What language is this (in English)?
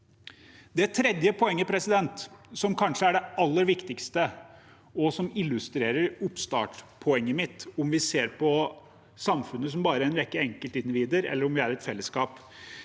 Norwegian